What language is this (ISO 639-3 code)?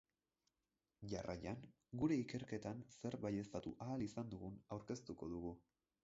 eus